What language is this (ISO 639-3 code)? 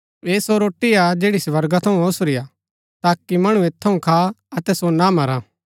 gbk